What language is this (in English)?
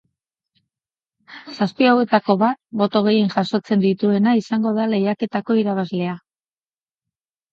Basque